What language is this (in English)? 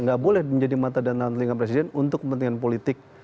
Indonesian